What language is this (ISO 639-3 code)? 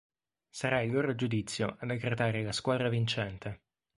ita